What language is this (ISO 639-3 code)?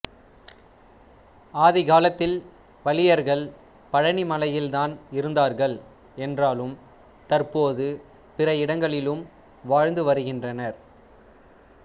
tam